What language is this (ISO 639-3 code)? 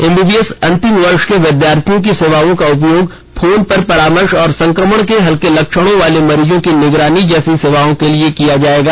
hin